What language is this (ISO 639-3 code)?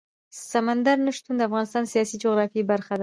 pus